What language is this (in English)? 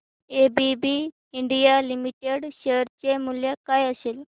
Marathi